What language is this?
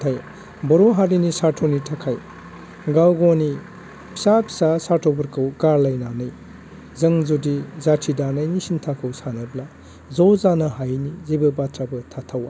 Bodo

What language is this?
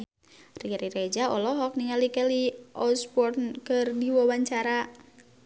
Sundanese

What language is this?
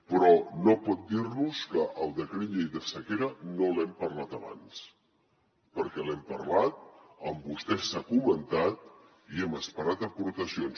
Catalan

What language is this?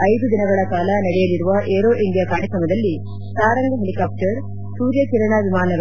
Kannada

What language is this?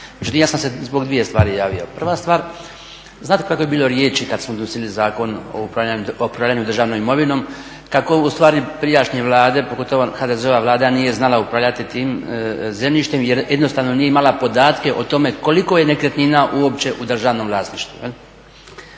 Croatian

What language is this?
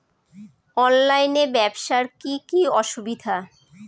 Bangla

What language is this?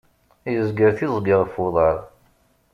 Kabyle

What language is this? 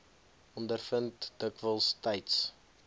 Afrikaans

